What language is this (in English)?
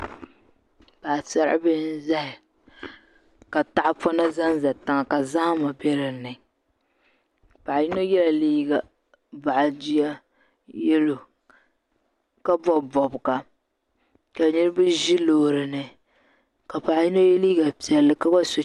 Dagbani